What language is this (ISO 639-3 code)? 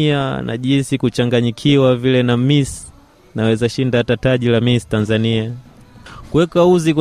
swa